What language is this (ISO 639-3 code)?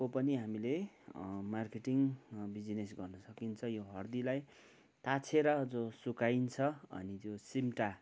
nep